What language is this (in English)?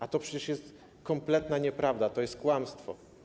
Polish